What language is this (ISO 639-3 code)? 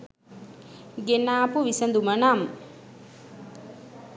sin